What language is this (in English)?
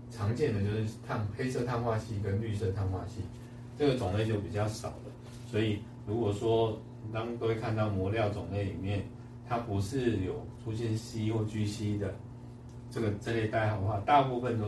Chinese